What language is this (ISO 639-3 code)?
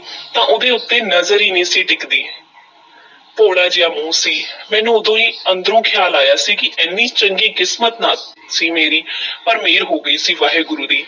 pan